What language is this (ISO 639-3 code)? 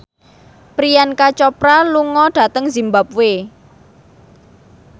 jav